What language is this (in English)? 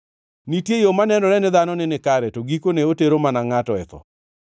Luo (Kenya and Tanzania)